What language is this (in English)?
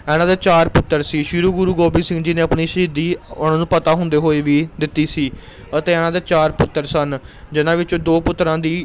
Punjabi